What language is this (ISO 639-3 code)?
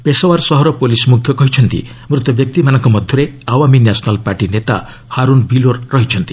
ori